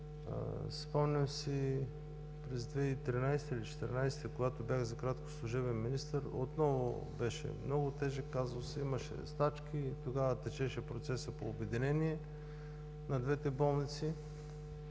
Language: Bulgarian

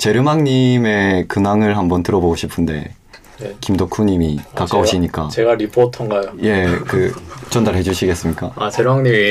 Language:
Korean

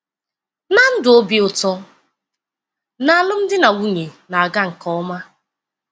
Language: Igbo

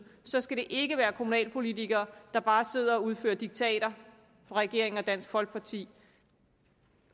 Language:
Danish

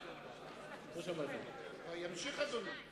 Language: Hebrew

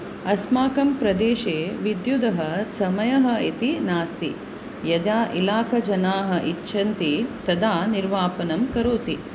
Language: Sanskrit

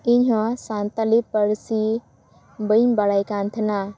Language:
Santali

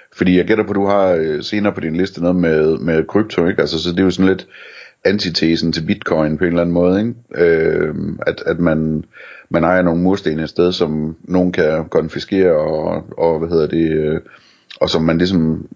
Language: Danish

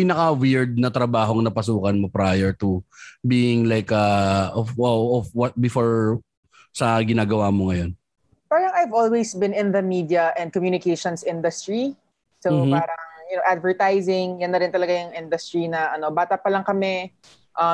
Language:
Filipino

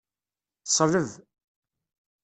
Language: Kabyle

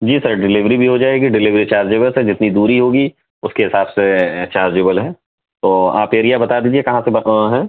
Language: Urdu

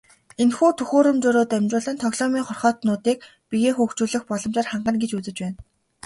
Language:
Mongolian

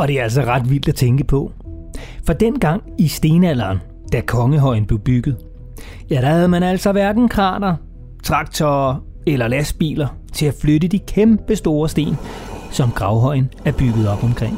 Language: Danish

